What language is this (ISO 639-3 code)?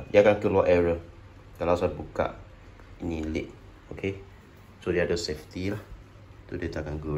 msa